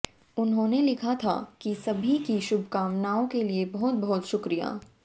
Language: Hindi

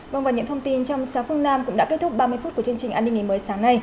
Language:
Vietnamese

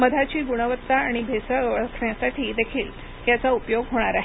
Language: Marathi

